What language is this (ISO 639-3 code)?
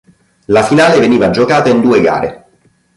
ita